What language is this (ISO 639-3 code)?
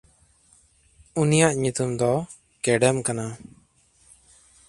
sat